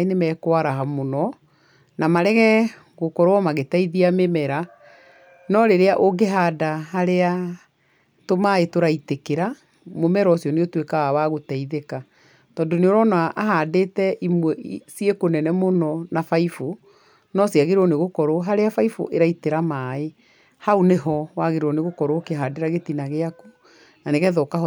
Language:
Kikuyu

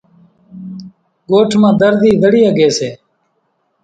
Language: Kachi Koli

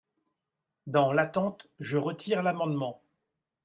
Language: French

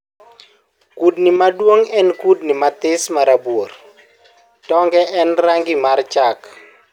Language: Luo (Kenya and Tanzania)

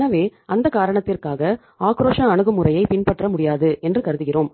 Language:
Tamil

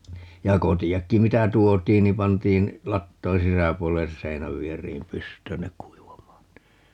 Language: Finnish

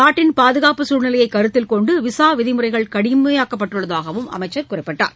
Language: Tamil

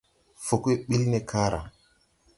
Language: Tupuri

